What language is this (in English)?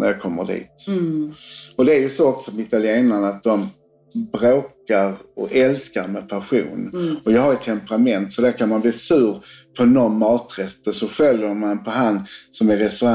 Swedish